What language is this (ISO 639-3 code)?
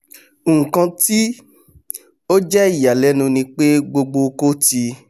yor